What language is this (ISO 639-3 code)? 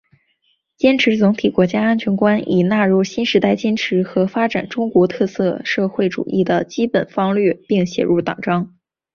zho